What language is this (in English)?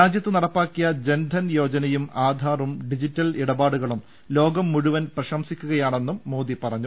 Malayalam